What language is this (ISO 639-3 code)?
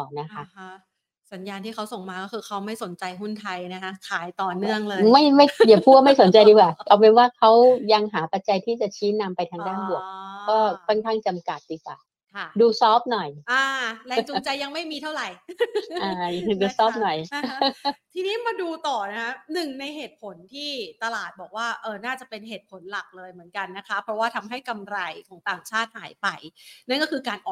tha